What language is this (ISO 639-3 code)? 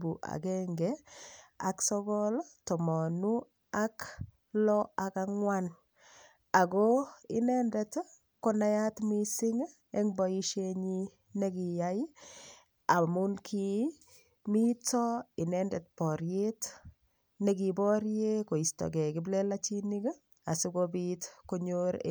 kln